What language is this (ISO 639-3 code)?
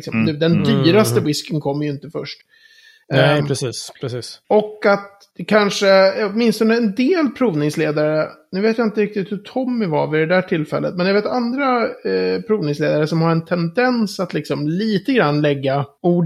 swe